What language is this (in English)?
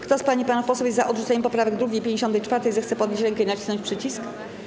Polish